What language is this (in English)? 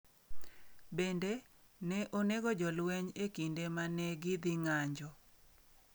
Luo (Kenya and Tanzania)